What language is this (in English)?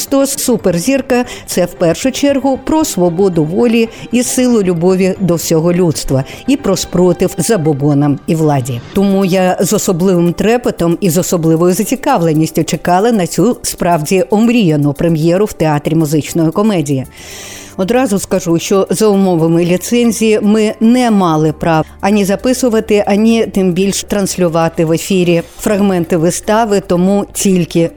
Ukrainian